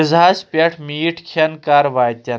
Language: Kashmiri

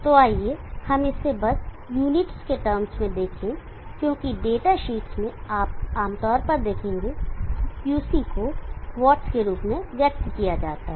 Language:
Hindi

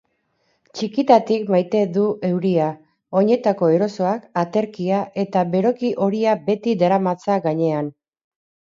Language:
Basque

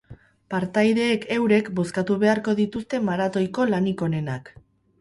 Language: Basque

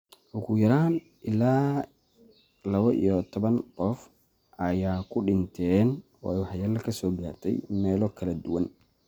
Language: Somali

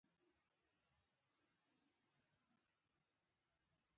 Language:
Pashto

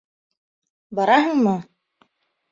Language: Bashkir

